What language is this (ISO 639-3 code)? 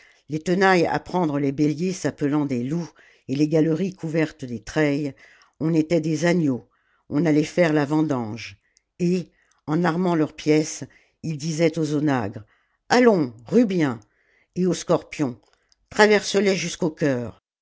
fra